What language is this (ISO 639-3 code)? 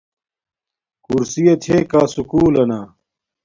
dmk